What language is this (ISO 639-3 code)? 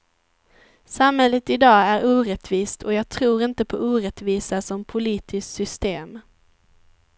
swe